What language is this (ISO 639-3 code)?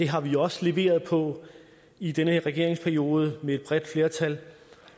dan